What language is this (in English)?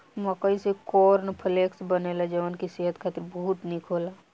Bhojpuri